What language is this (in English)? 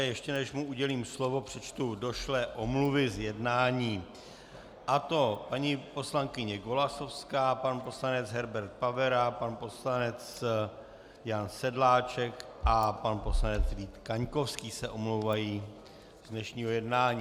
Czech